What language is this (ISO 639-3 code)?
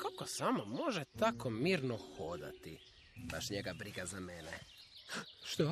hrv